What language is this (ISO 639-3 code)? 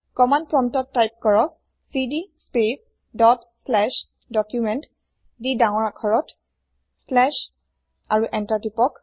asm